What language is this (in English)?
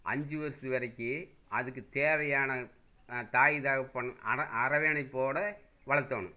Tamil